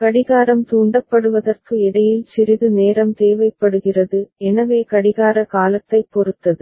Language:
Tamil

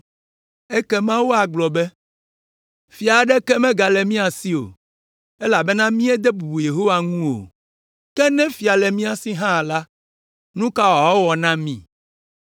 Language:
Ewe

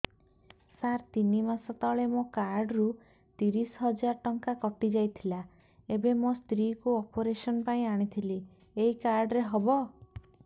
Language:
Odia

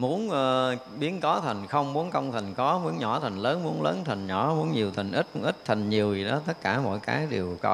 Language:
Vietnamese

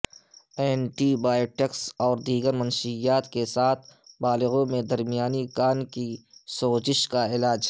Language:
Urdu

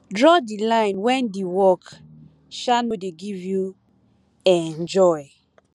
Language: Nigerian Pidgin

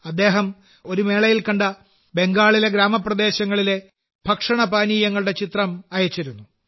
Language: Malayalam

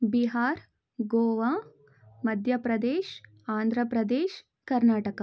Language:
Kannada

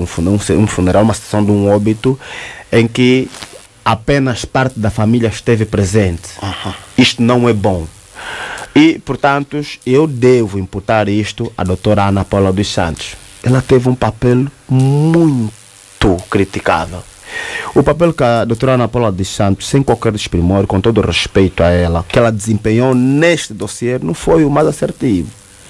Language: Portuguese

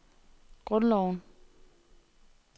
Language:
Danish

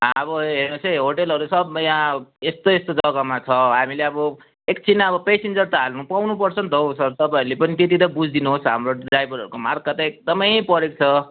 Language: Nepali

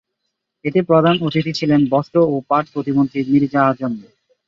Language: Bangla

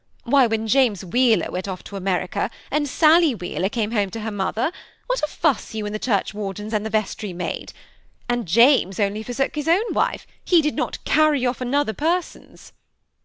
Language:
English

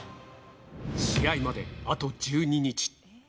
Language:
Japanese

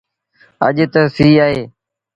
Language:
Sindhi Bhil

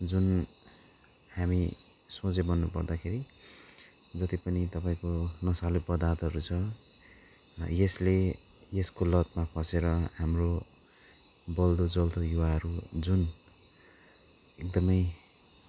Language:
Nepali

